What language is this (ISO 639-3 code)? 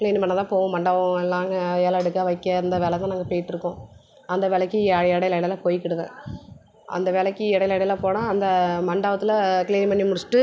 tam